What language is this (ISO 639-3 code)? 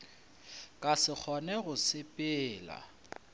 nso